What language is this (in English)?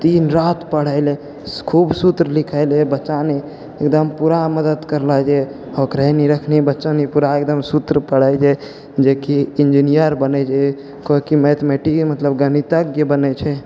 Maithili